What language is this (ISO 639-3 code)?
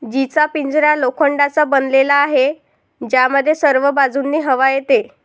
mar